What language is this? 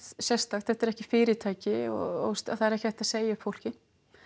Icelandic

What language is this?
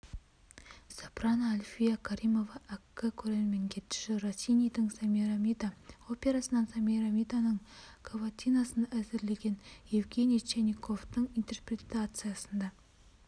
Kazakh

